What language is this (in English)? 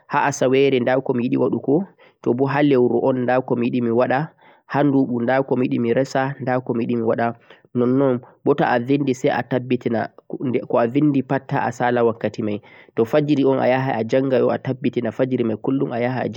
Central-Eastern Niger Fulfulde